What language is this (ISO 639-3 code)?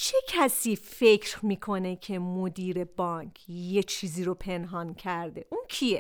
fas